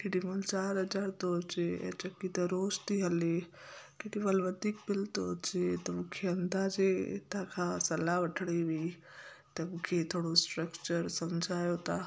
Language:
Sindhi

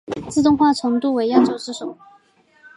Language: Chinese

